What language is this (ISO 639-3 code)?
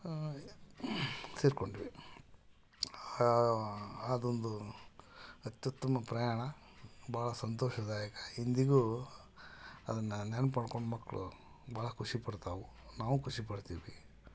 kan